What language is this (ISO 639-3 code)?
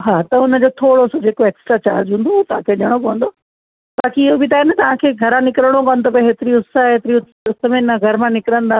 snd